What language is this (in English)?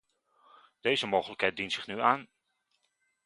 Dutch